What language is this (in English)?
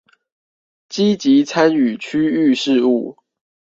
Chinese